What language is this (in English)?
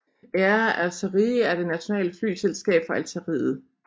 Danish